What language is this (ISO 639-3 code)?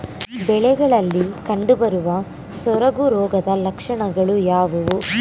kan